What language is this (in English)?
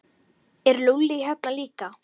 Icelandic